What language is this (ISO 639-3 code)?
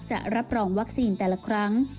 tha